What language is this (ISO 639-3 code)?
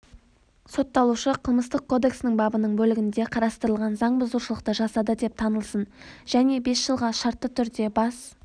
kaz